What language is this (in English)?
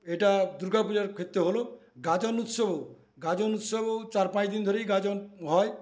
Bangla